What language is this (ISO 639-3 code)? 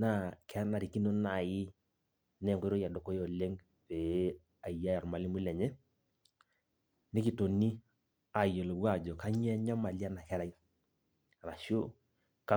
mas